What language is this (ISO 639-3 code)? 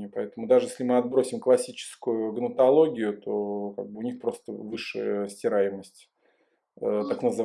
rus